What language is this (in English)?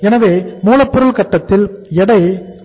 Tamil